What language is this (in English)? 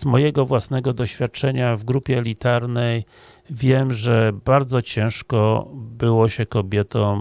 Polish